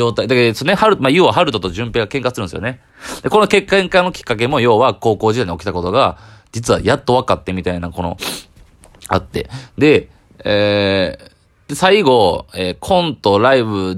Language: Japanese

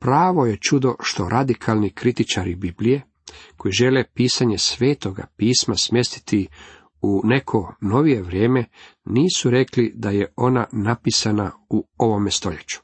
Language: Croatian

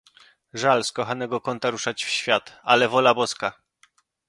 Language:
Polish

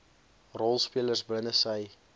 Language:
Afrikaans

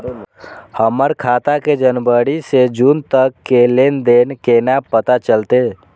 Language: Maithili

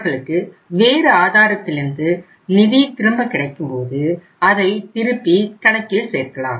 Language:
Tamil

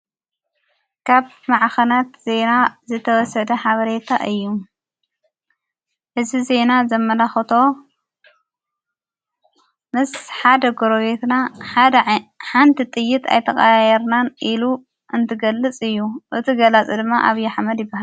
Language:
Tigrinya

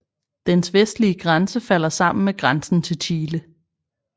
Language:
Danish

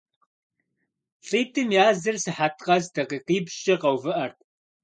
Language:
Kabardian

